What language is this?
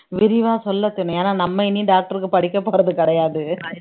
Tamil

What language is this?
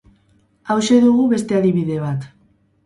Basque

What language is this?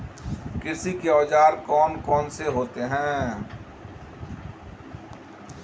Hindi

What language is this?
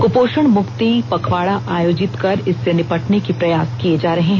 Hindi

